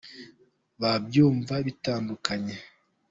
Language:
Kinyarwanda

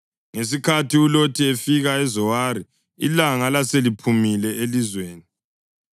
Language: North Ndebele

